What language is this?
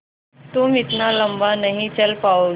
Hindi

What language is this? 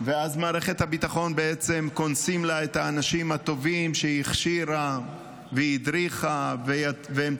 Hebrew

